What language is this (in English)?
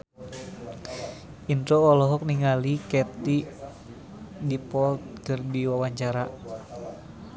Sundanese